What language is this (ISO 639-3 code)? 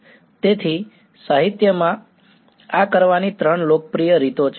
guj